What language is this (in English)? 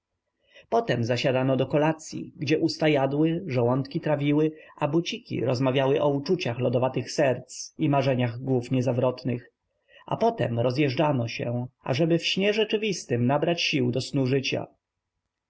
Polish